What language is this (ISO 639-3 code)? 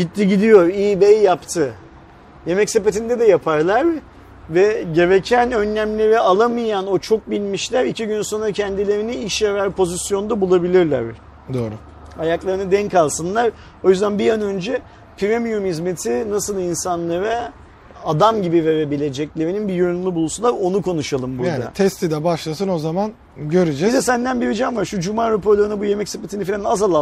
tur